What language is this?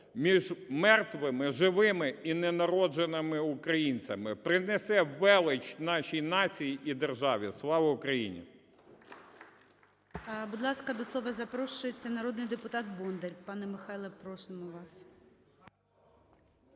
Ukrainian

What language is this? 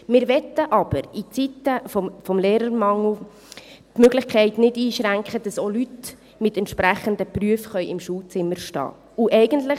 Swiss German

